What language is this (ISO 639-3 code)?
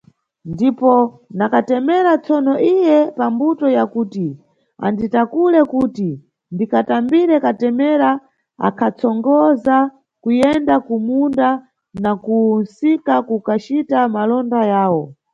nyu